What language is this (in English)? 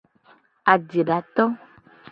Gen